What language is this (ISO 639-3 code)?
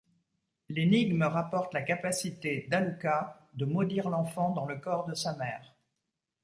fra